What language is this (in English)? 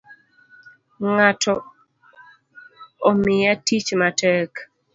Luo (Kenya and Tanzania)